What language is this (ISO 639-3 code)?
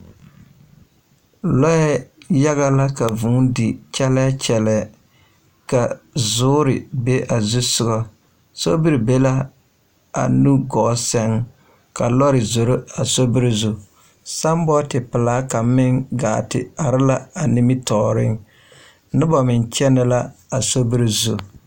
dga